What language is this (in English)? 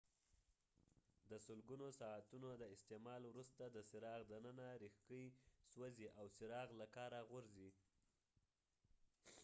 Pashto